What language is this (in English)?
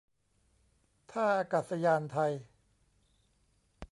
Thai